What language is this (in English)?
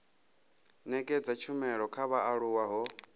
Venda